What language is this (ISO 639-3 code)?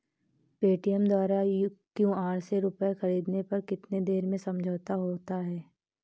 hin